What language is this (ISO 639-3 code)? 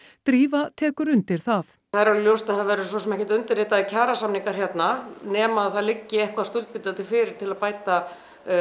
isl